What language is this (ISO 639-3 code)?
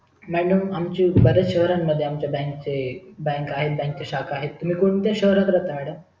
mar